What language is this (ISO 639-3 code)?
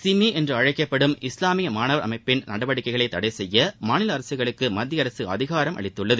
tam